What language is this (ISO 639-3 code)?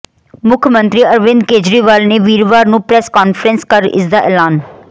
pan